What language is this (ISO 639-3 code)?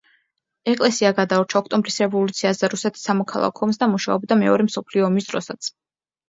kat